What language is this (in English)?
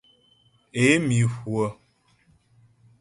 Ghomala